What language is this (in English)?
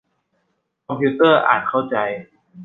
Thai